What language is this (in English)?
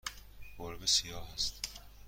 Persian